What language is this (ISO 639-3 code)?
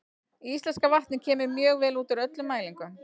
isl